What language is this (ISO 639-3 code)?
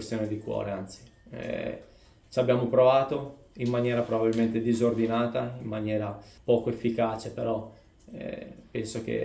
ita